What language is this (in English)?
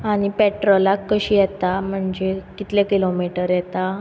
Konkani